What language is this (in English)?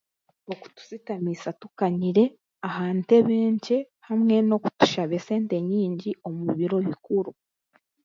Chiga